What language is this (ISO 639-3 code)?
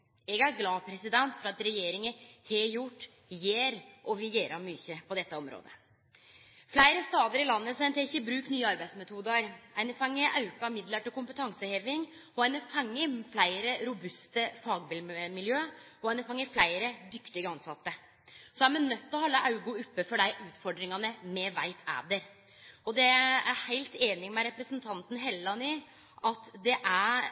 nno